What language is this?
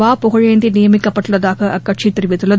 Tamil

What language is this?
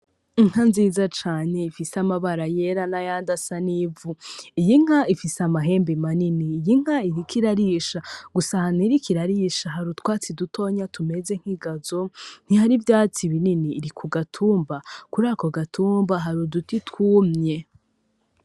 Rundi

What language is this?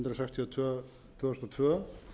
Icelandic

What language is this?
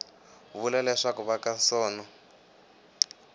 Tsonga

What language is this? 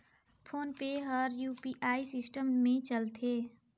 Chhattisgarhi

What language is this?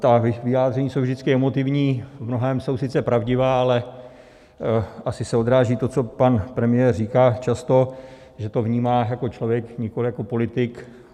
Czech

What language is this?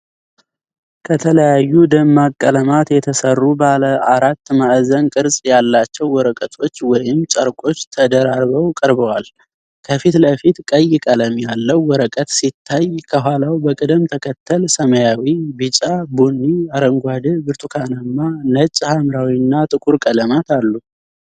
Amharic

